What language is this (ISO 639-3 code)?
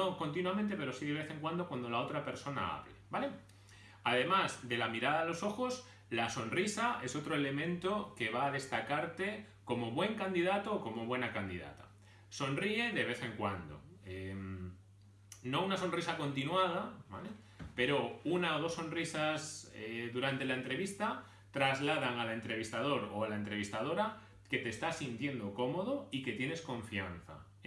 spa